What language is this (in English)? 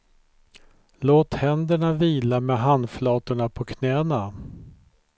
Swedish